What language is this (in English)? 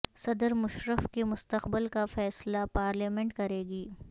Urdu